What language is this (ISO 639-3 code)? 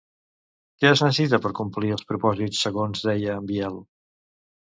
cat